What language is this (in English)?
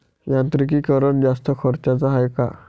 Marathi